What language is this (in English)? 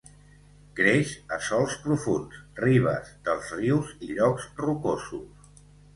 Catalan